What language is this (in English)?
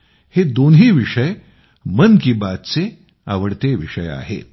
Marathi